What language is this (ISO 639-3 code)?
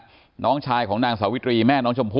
tha